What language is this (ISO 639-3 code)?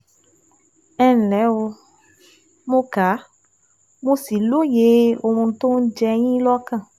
yor